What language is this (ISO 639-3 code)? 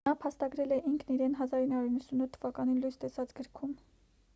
hye